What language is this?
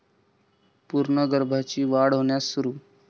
Marathi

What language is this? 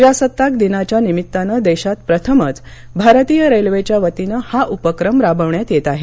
Marathi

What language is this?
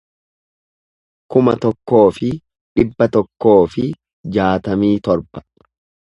Oromo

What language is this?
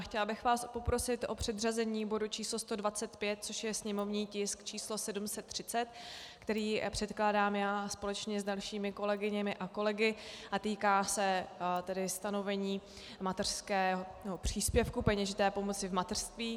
Czech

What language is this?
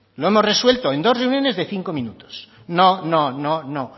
Spanish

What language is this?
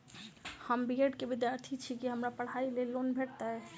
Maithili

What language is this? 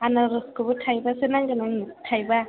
Bodo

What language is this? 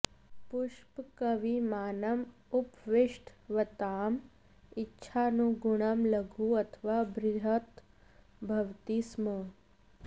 Sanskrit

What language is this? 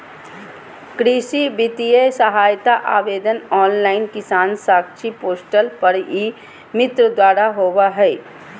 Magahi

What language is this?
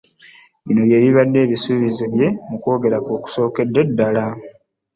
Ganda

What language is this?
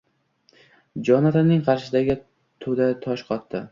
Uzbek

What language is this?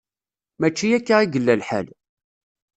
Kabyle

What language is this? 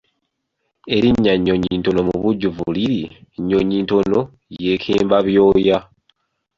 Ganda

